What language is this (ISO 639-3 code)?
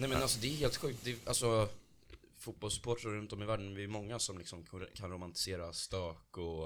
swe